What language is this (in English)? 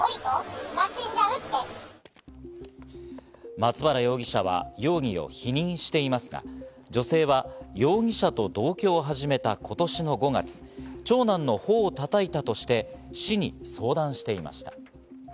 Japanese